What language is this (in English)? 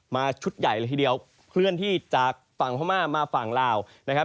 Thai